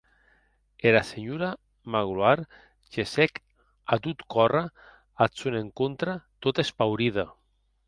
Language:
Occitan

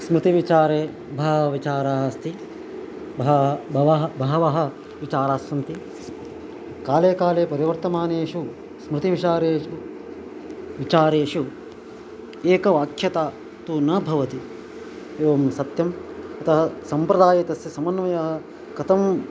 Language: Sanskrit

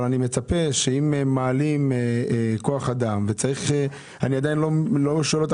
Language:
Hebrew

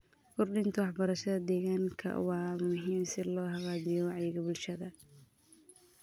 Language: Somali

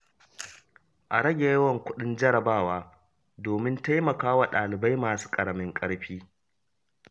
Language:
Hausa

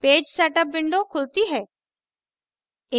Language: Hindi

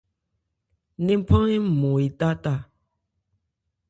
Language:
Ebrié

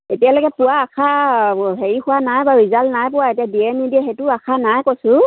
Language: Assamese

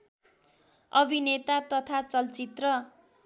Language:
Nepali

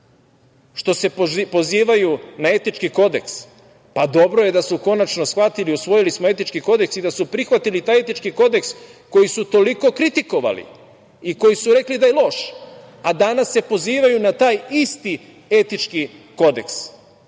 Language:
Serbian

